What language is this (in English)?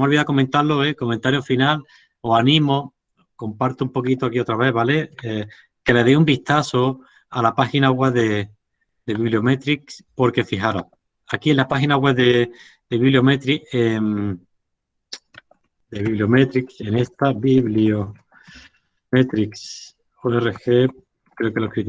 Spanish